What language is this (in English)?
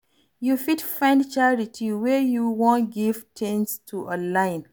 Nigerian Pidgin